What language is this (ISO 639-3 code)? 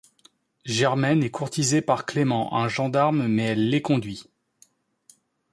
fra